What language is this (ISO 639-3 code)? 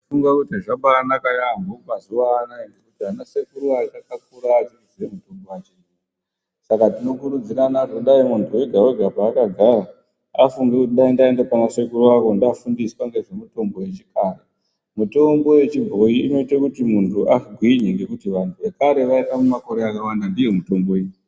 ndc